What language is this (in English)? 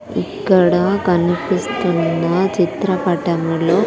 Telugu